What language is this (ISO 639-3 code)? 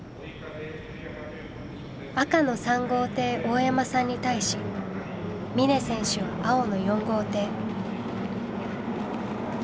jpn